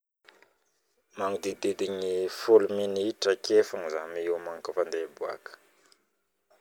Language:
Northern Betsimisaraka Malagasy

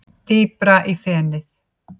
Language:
Icelandic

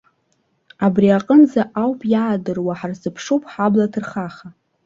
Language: Abkhazian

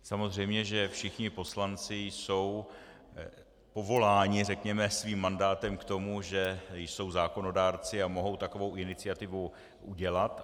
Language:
Czech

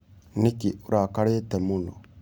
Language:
Kikuyu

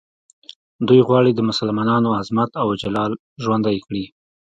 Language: Pashto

